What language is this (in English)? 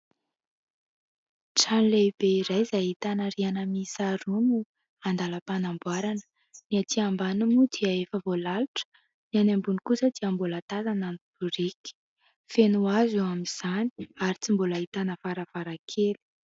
Malagasy